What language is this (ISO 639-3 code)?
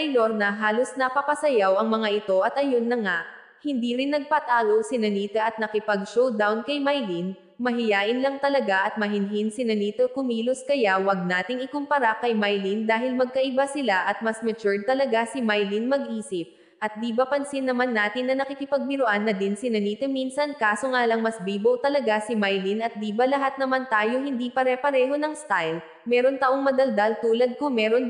fil